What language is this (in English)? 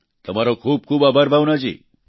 Gujarati